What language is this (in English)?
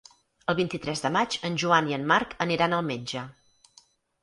Catalan